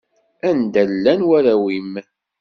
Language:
Kabyle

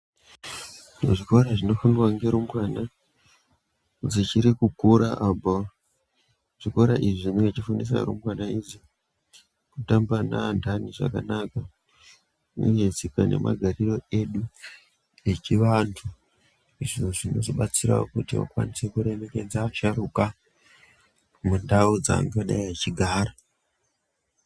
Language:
Ndau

